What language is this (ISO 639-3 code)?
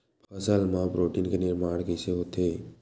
hne